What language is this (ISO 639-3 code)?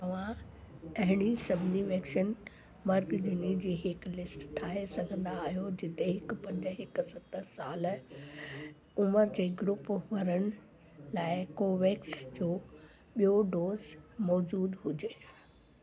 snd